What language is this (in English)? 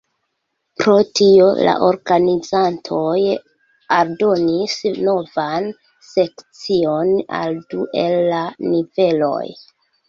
Esperanto